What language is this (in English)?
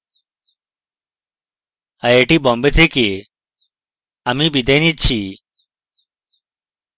Bangla